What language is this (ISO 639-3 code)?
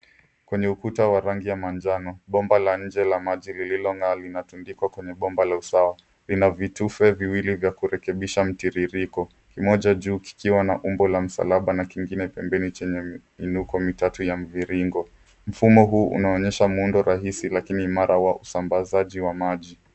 swa